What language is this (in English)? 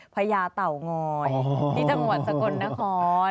Thai